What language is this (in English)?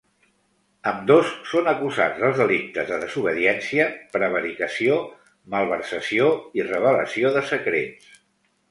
Catalan